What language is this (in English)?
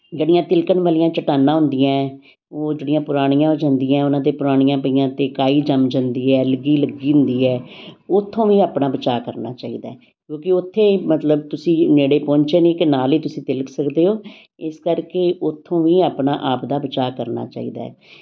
Punjabi